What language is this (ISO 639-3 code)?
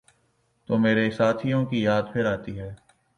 urd